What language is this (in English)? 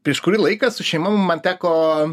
Lithuanian